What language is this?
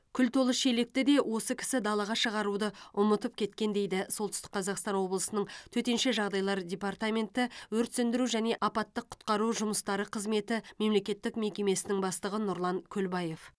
Kazakh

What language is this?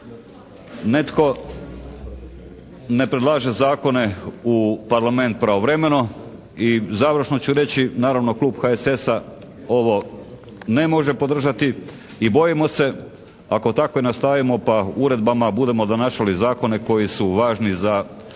Croatian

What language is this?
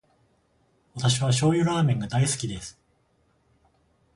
Japanese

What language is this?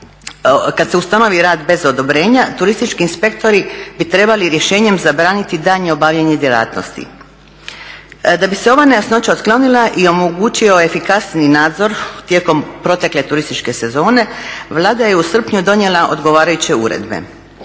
Croatian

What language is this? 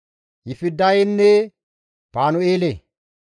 Gamo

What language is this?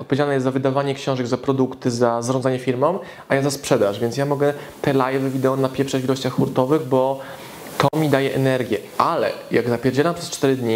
Polish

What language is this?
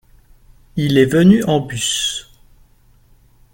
French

